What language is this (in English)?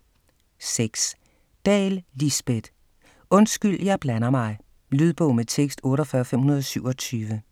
Danish